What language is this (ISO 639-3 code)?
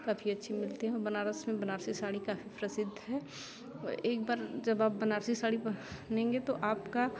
hin